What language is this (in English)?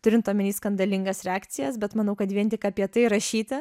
Lithuanian